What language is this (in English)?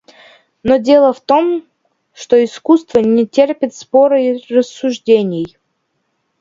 Russian